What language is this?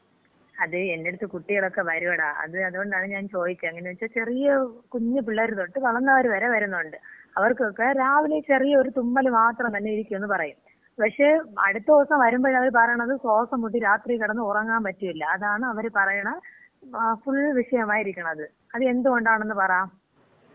Malayalam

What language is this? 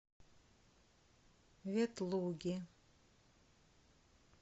Russian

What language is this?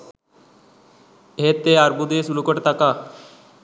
Sinhala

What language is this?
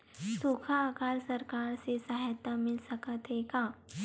Chhattisgarhi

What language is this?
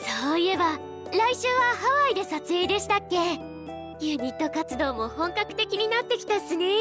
Japanese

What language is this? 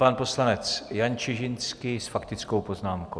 Czech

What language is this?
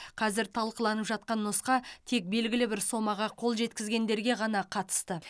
Kazakh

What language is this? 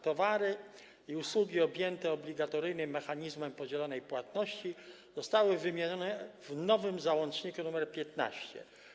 Polish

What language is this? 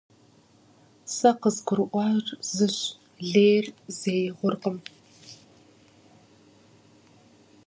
Kabardian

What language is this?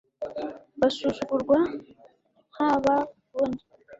Kinyarwanda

